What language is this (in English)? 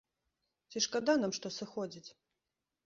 Belarusian